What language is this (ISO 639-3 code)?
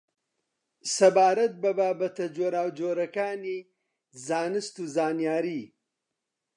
ckb